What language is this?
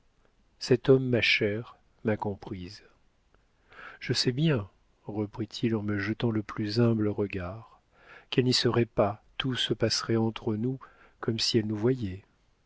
French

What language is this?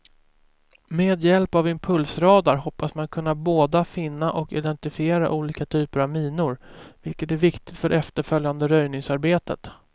Swedish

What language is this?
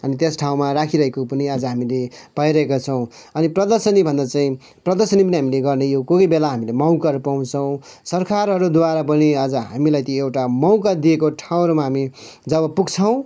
Nepali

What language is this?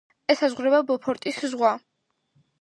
Georgian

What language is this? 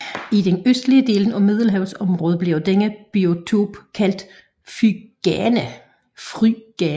Danish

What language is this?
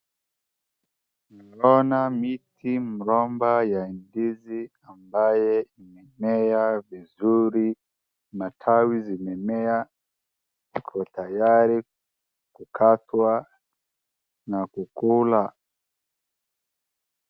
Swahili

